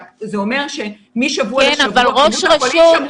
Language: Hebrew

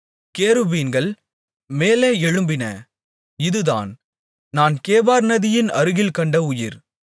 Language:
Tamil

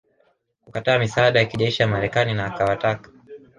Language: Swahili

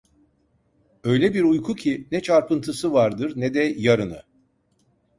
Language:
Turkish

